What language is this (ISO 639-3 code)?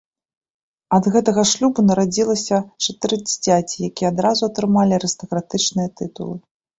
bel